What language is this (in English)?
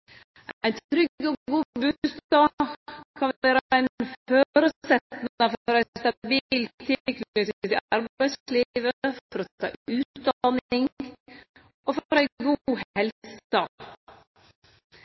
Norwegian Nynorsk